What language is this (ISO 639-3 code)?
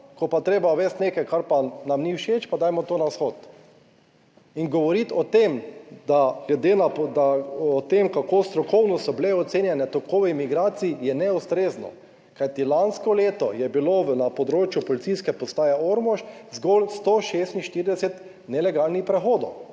slv